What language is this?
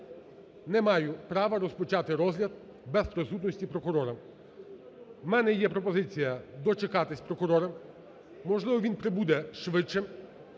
Ukrainian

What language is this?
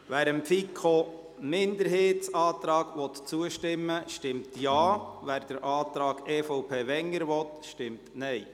Swiss German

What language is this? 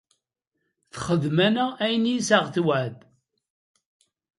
Kabyle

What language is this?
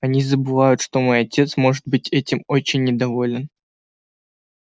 Russian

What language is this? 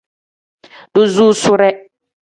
Tem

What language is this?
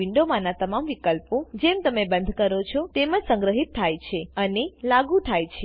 Gujarati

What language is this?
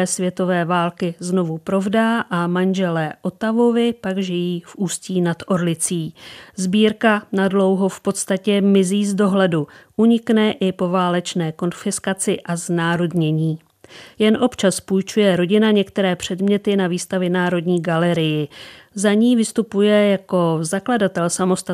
Czech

